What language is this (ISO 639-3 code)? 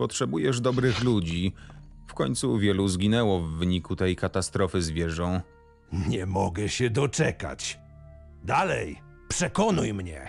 pol